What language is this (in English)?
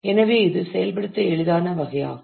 Tamil